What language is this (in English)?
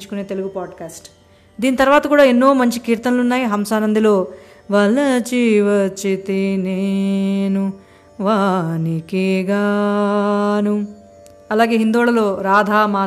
Telugu